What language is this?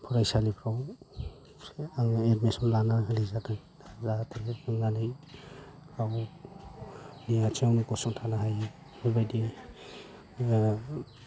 Bodo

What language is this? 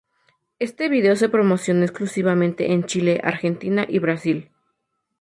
Spanish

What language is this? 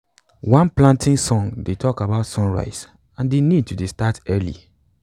Nigerian Pidgin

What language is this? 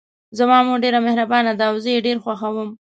Pashto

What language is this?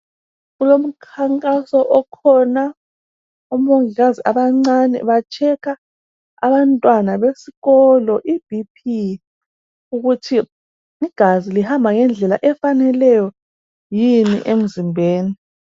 North Ndebele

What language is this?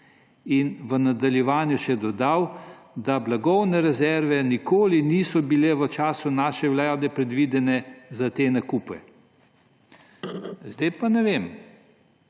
Slovenian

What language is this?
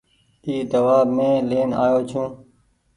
Goaria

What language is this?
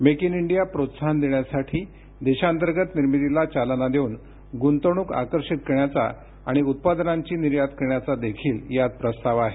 Marathi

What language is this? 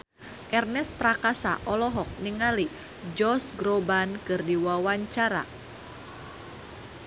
Sundanese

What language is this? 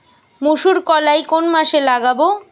Bangla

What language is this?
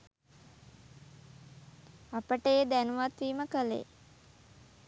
Sinhala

